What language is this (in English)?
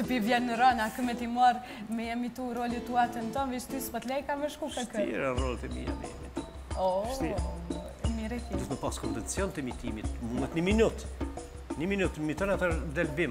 Romanian